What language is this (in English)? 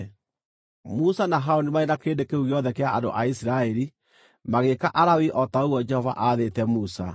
Kikuyu